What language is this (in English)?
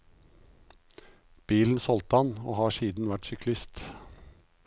Norwegian